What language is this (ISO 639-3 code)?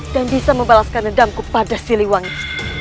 ind